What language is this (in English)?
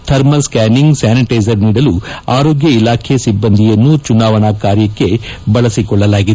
Kannada